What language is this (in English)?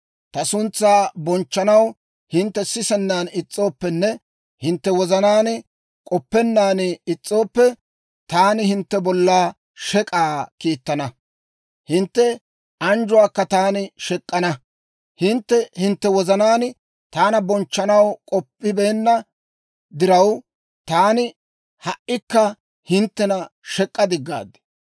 Dawro